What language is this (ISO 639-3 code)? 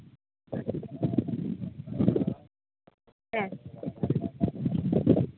sat